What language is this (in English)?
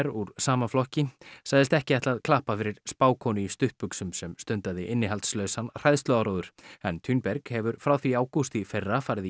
Icelandic